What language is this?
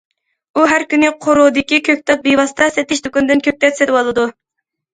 Uyghur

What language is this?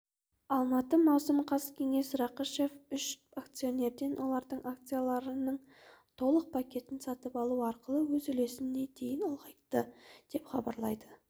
Kazakh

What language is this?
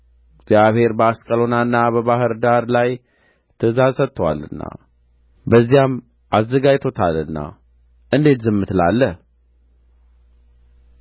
Amharic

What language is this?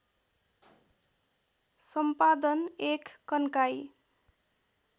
Nepali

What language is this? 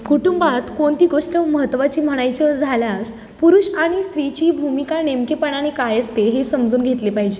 Marathi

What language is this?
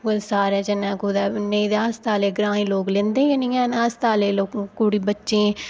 Dogri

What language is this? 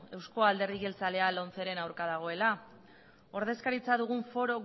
Basque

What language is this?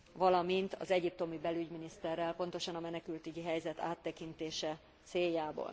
Hungarian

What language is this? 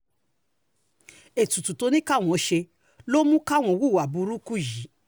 Yoruba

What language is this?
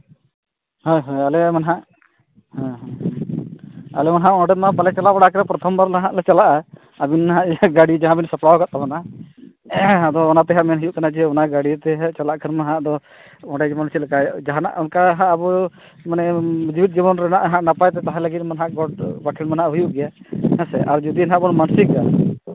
Santali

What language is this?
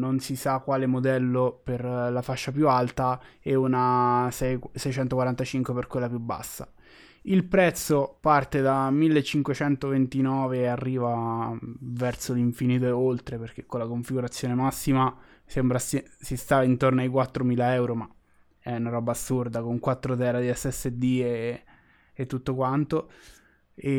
Italian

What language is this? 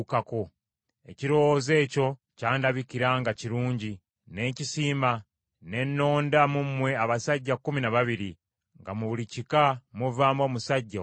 Ganda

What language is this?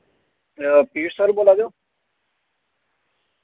Dogri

